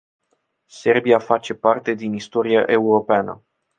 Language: Romanian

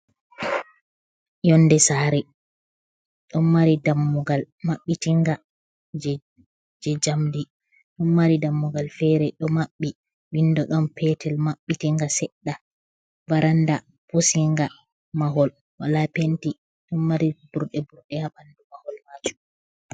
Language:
Fula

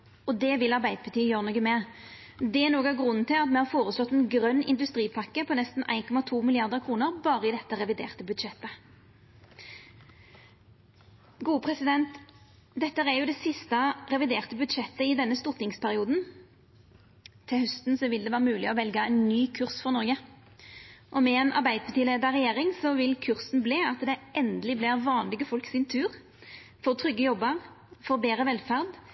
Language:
Norwegian Nynorsk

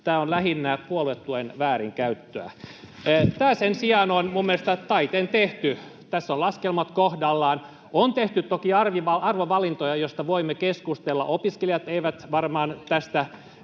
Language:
Finnish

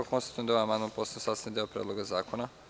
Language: Serbian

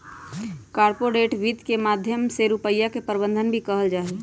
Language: Magahi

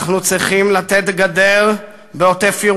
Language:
Hebrew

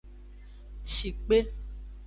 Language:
Aja (Benin)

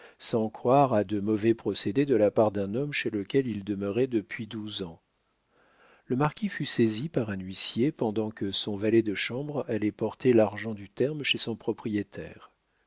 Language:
French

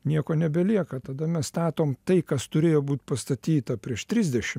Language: Lithuanian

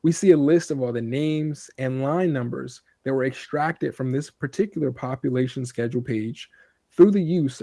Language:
English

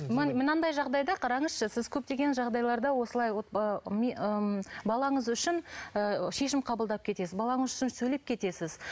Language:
Kazakh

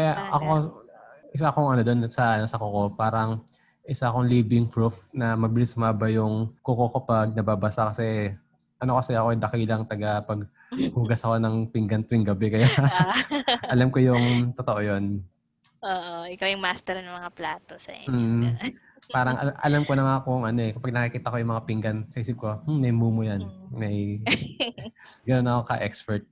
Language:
Filipino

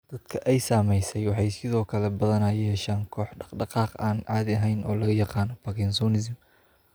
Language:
Somali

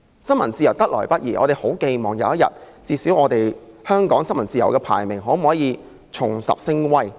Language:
Cantonese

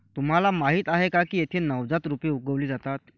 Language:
Marathi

